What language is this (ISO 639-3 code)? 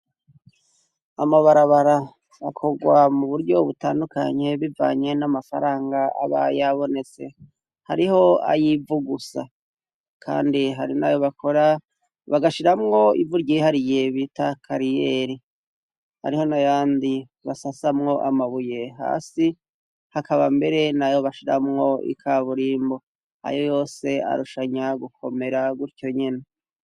run